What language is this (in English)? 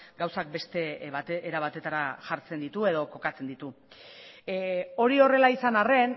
Basque